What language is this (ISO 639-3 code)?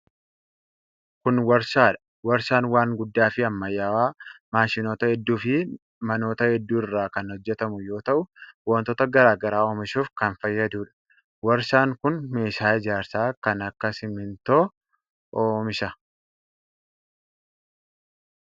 orm